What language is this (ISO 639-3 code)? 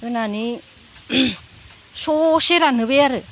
brx